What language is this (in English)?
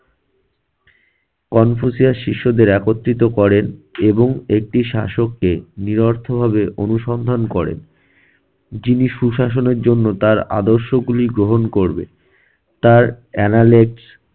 Bangla